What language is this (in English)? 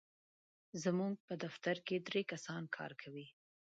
Pashto